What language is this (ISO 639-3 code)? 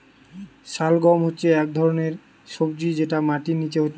ben